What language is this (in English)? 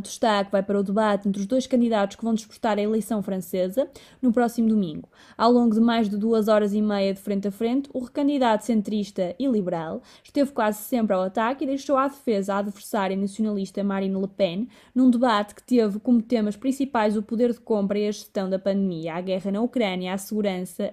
Portuguese